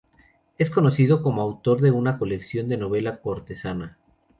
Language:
Spanish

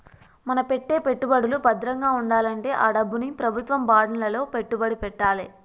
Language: Telugu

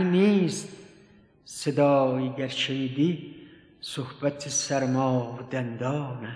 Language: Persian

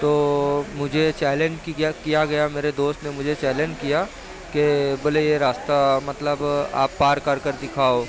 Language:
Urdu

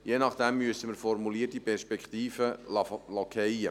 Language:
Swiss German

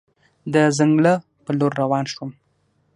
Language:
Pashto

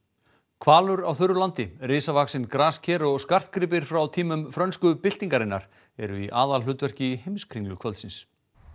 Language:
Icelandic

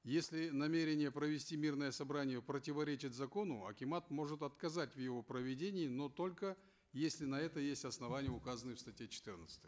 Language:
Kazakh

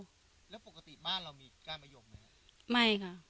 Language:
Thai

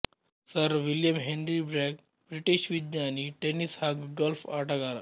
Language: Kannada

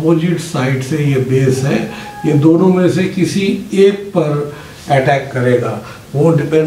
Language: Hindi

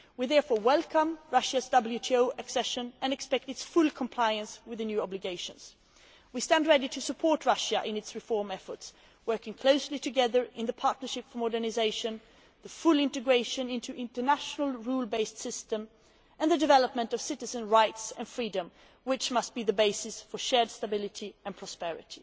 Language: English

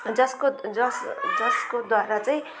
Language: Nepali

